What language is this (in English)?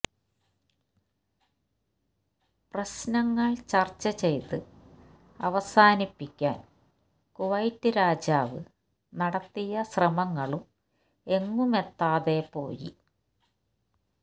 Malayalam